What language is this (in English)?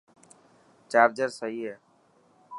Dhatki